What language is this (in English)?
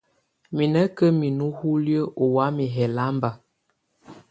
Tunen